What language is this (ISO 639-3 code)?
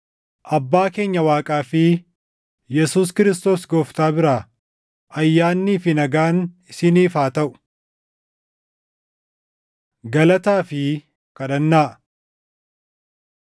orm